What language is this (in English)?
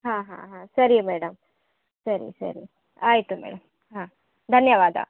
Kannada